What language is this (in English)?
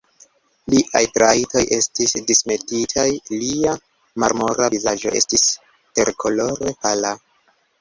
Esperanto